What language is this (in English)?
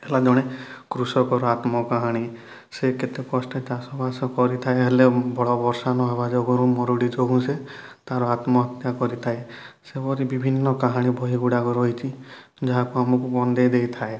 Odia